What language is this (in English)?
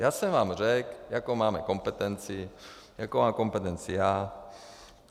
Czech